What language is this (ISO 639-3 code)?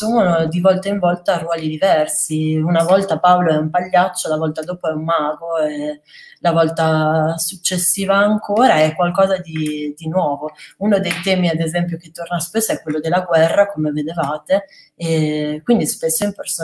ita